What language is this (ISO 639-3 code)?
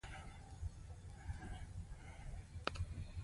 pus